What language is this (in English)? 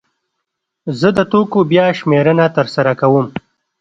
Pashto